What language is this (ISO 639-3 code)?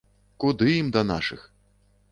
bel